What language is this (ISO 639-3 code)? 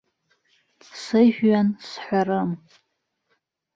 abk